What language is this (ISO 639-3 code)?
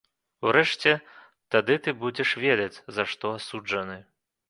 bel